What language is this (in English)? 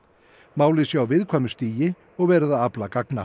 Icelandic